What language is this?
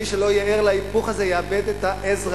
Hebrew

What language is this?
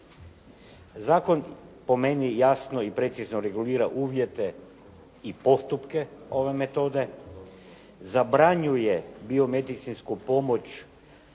Croatian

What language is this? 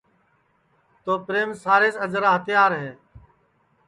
Sansi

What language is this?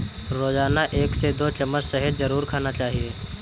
Hindi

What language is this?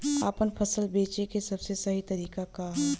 Bhojpuri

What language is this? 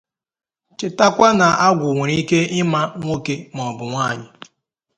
Igbo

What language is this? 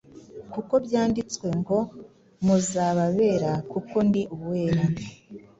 Kinyarwanda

